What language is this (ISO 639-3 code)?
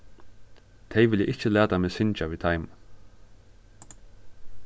fao